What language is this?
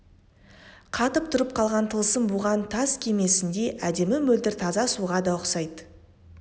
Kazakh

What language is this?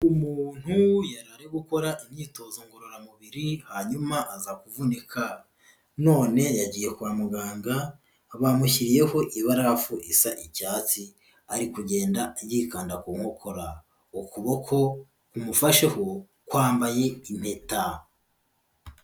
Kinyarwanda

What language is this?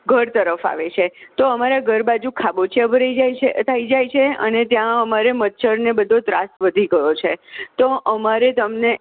Gujarati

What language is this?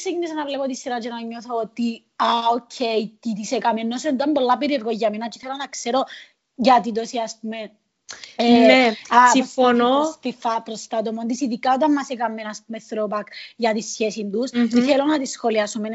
Greek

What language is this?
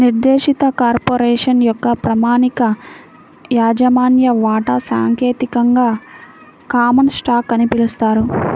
Telugu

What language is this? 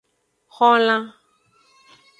Aja (Benin)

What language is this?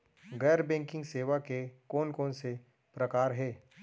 Chhattisgarhi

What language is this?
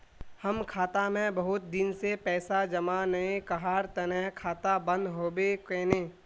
Magahi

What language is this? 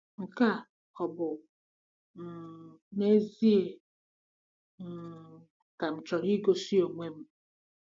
Igbo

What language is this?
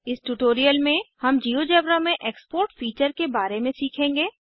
Hindi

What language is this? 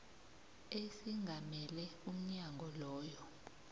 South Ndebele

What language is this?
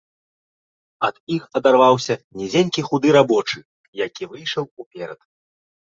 Belarusian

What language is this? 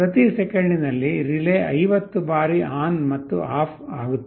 Kannada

